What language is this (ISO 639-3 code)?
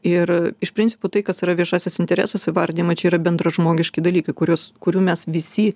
lit